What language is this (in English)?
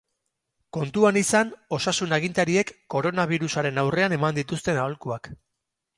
Basque